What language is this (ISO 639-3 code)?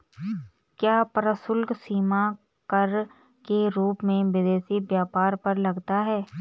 hin